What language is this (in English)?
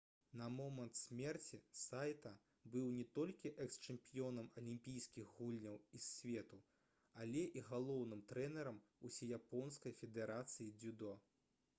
Belarusian